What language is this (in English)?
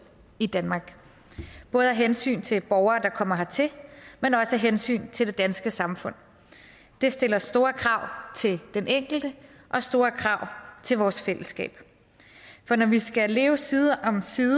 Danish